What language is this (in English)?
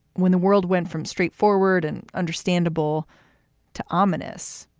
English